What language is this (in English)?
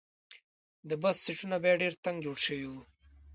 Pashto